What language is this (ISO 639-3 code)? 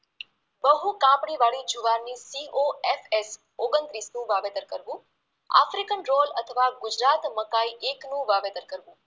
guj